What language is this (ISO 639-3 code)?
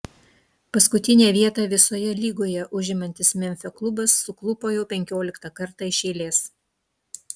lit